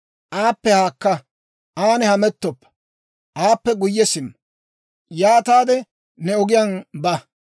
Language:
Dawro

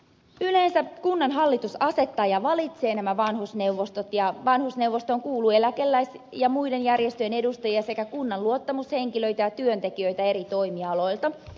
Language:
Finnish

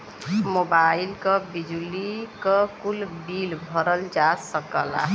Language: Bhojpuri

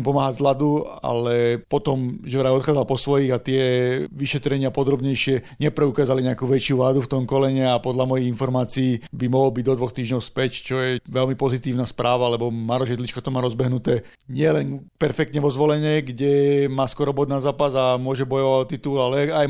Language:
Slovak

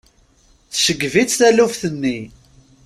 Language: Kabyle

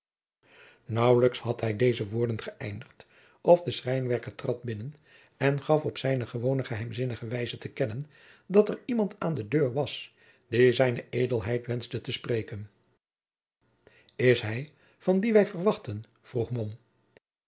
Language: Dutch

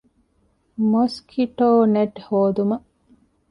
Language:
Divehi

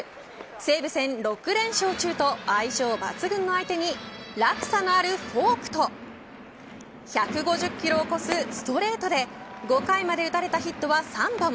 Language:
Japanese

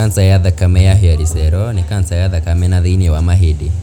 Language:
Kikuyu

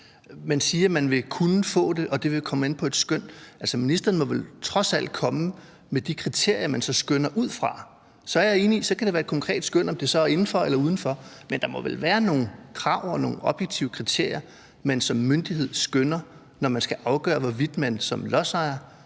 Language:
Danish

